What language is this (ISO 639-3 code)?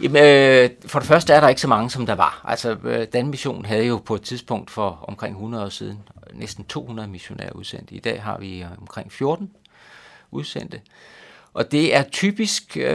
dan